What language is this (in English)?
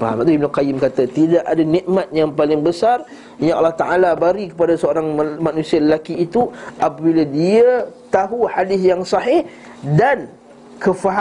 Malay